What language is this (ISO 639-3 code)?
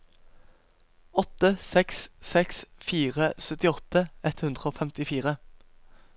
nor